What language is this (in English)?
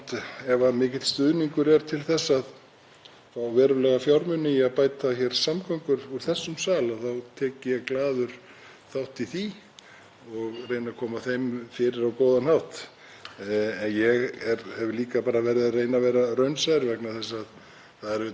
Icelandic